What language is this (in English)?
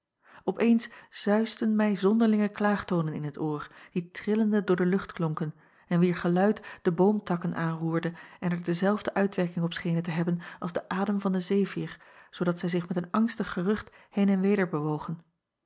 Dutch